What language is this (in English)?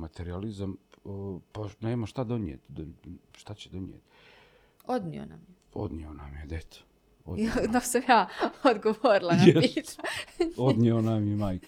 Croatian